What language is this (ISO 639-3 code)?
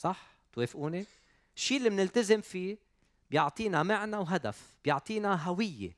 ara